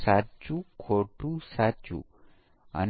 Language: Gujarati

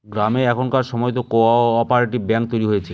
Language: Bangla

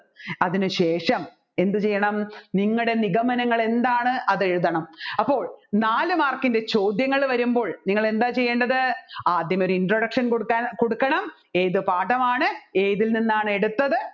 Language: Malayalam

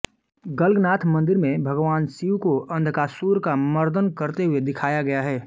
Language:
Hindi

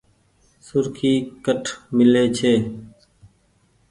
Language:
Goaria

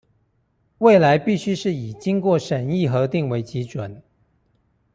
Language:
Chinese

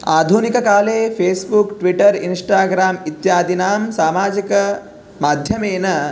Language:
Sanskrit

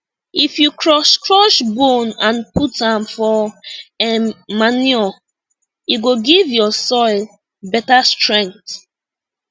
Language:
Nigerian Pidgin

